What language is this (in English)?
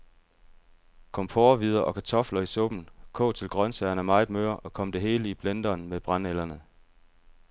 Danish